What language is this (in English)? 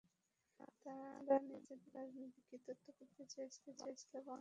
Bangla